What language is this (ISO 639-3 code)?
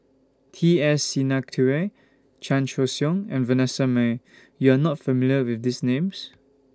eng